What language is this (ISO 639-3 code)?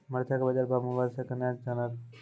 mai